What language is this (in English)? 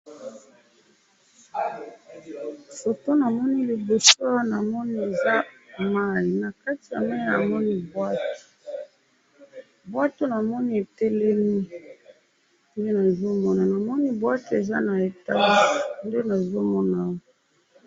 Lingala